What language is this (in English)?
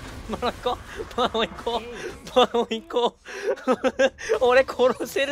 Japanese